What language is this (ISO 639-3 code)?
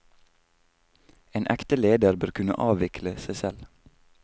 nor